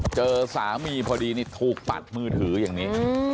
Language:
Thai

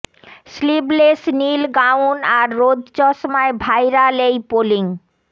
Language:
Bangla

